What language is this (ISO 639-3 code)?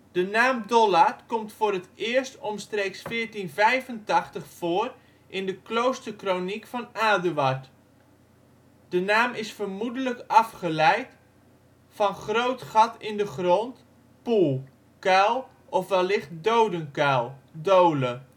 nld